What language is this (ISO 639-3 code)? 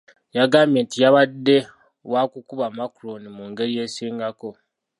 lug